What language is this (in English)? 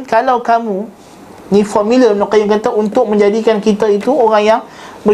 Malay